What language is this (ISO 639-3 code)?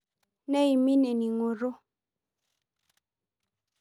mas